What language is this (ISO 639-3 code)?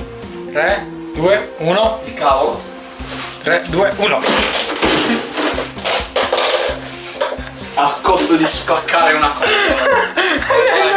ita